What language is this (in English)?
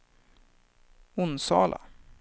Swedish